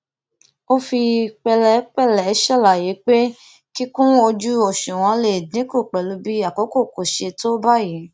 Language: Yoruba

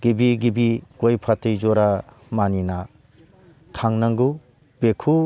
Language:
Bodo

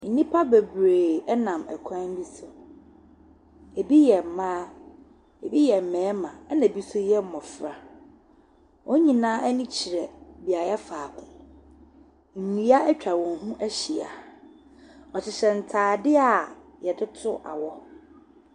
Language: Akan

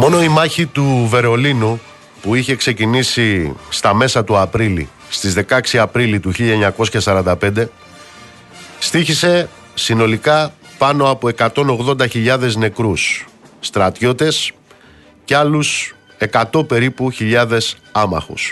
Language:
Greek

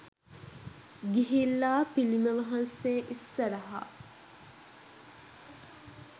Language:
Sinhala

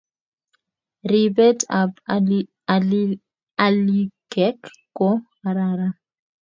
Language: Kalenjin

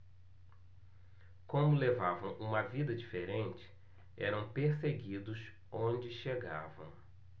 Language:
Portuguese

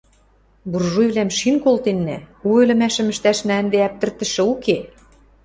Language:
Western Mari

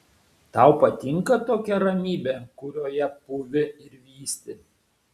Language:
Lithuanian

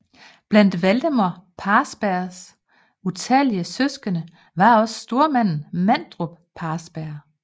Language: Danish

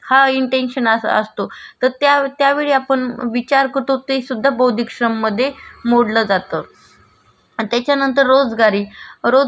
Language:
Marathi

